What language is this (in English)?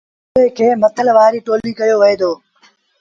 Sindhi Bhil